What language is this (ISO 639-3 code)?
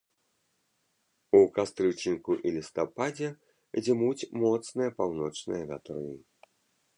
bel